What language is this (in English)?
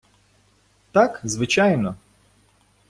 Ukrainian